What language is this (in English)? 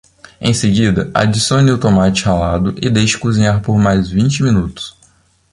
Portuguese